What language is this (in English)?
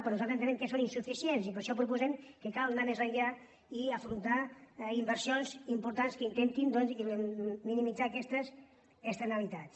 Catalan